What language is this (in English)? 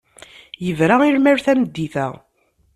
Kabyle